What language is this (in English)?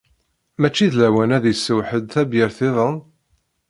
Kabyle